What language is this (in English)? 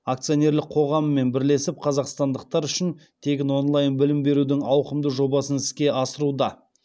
Kazakh